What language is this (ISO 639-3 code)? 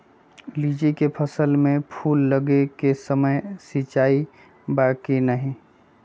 mag